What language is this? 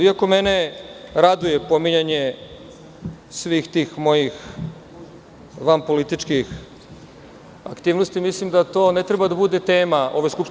Serbian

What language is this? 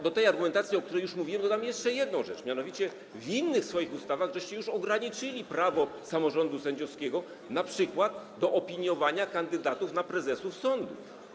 Polish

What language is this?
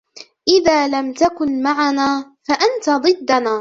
Arabic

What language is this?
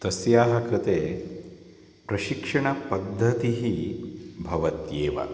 Sanskrit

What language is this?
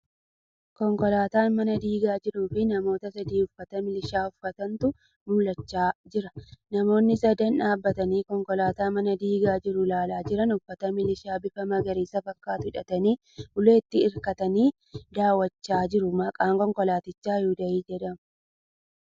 Oromo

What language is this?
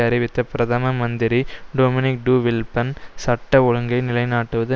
Tamil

